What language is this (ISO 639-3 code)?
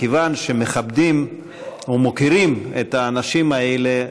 heb